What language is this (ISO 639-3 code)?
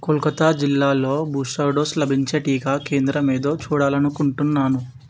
tel